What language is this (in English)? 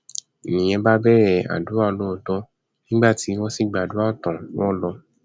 Yoruba